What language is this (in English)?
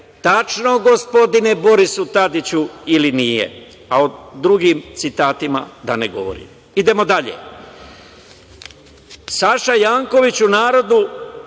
Serbian